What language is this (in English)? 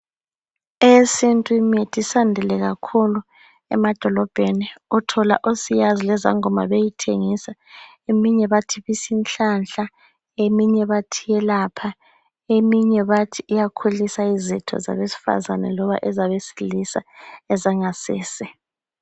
North Ndebele